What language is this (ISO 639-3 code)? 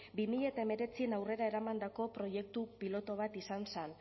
eus